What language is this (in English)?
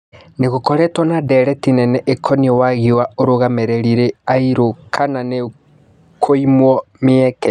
Kikuyu